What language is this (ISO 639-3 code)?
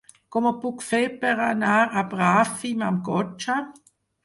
cat